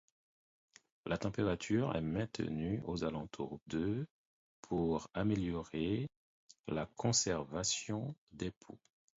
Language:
French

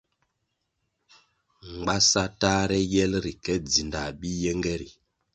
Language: Kwasio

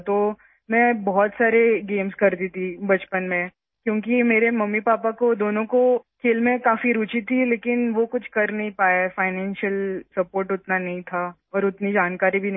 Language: Urdu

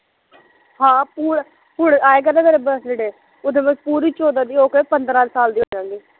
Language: Punjabi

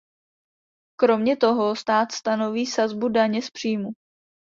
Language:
Czech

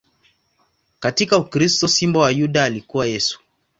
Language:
Swahili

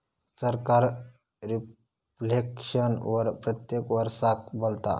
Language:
Marathi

